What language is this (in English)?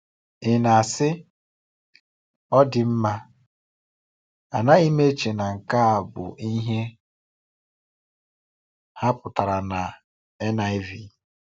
Igbo